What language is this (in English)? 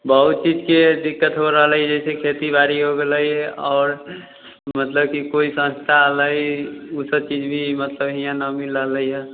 Maithili